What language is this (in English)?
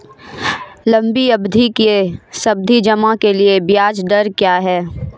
Hindi